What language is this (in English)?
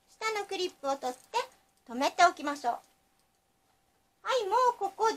Japanese